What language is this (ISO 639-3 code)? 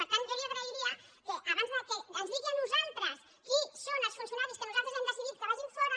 cat